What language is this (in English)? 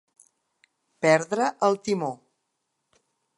Catalan